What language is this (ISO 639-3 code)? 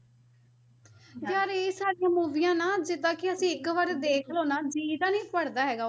pan